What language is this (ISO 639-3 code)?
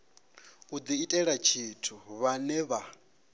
ven